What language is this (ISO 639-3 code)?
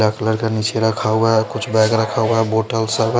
hin